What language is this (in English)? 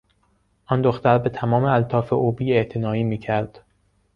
Persian